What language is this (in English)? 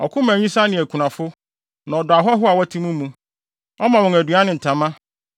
Akan